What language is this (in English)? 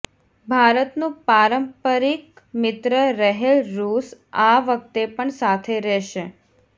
Gujarati